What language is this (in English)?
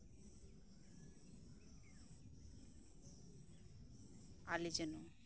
Santali